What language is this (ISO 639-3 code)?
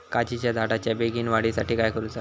mar